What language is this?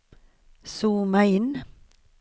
Swedish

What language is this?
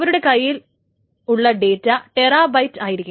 Malayalam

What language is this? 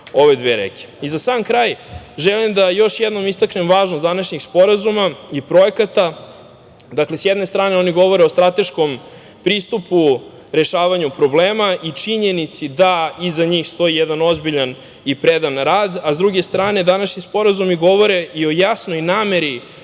Serbian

